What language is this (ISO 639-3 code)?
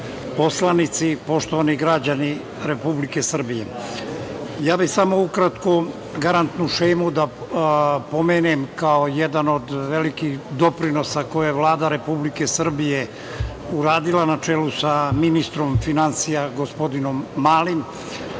srp